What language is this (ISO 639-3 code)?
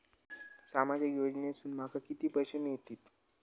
mar